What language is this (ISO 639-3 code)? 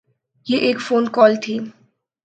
urd